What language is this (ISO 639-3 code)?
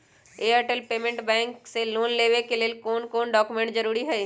mag